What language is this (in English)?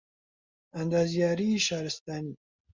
Central Kurdish